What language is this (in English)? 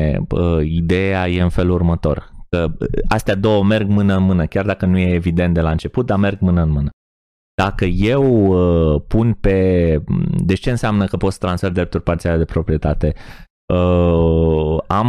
Romanian